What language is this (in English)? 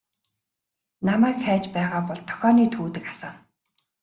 Mongolian